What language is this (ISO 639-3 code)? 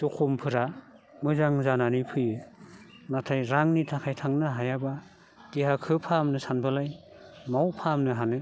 brx